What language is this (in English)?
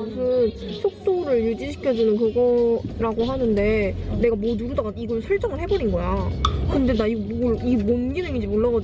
Korean